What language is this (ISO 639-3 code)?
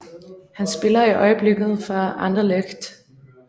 dan